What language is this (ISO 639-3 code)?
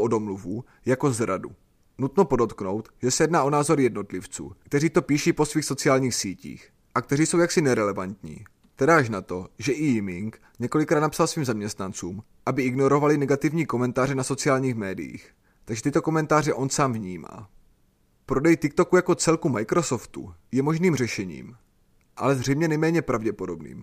ces